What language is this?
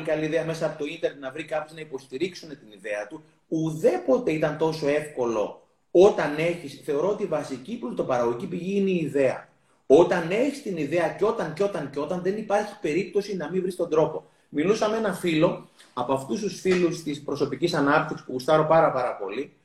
Greek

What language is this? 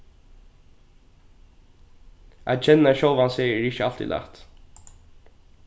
Faroese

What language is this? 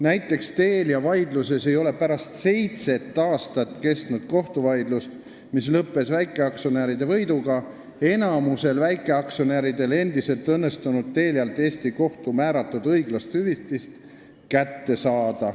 Estonian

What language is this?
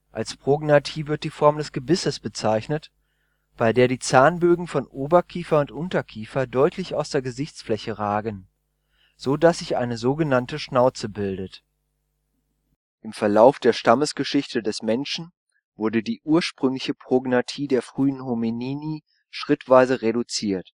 German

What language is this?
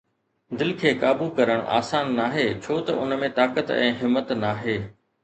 Sindhi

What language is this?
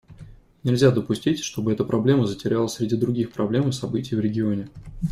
Russian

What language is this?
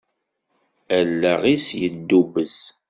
Kabyle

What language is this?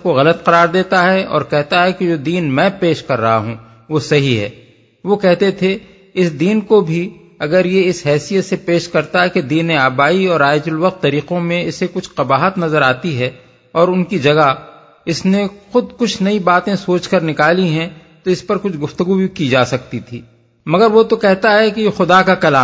Urdu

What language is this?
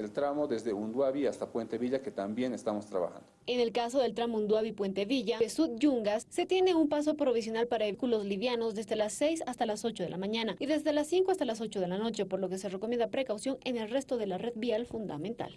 Spanish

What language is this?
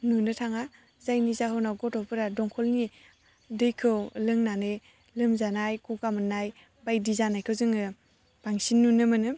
Bodo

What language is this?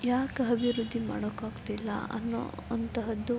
Kannada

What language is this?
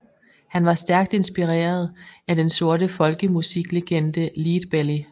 Danish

